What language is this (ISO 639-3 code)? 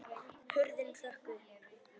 isl